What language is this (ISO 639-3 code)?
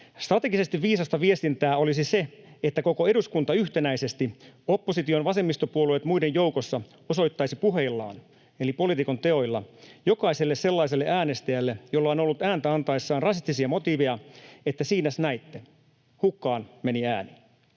fin